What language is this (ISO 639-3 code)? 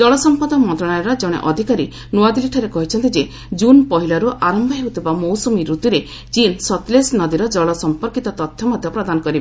ori